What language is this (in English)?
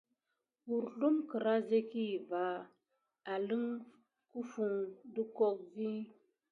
Gidar